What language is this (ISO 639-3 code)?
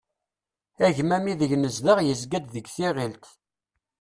kab